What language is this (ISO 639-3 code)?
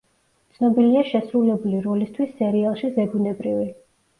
kat